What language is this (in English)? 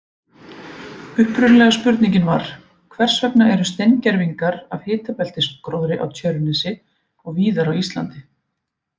Icelandic